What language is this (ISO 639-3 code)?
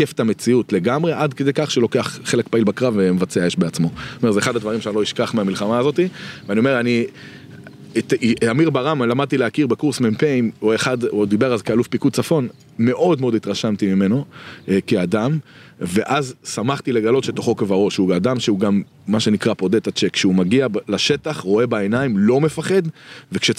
heb